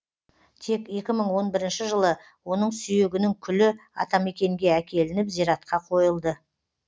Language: Kazakh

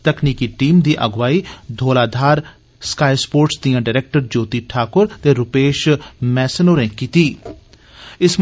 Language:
Dogri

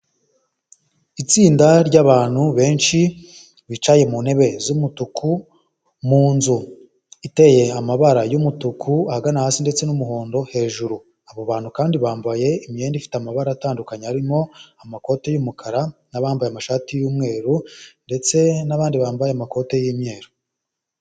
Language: Kinyarwanda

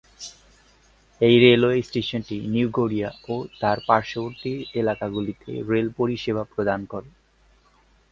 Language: Bangla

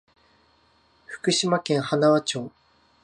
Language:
Japanese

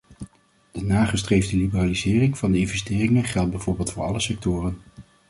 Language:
Dutch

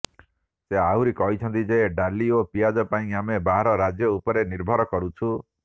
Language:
Odia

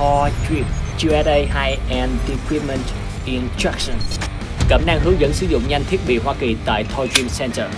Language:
Vietnamese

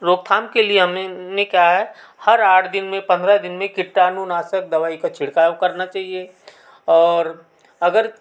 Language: Hindi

